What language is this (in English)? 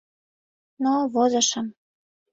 Mari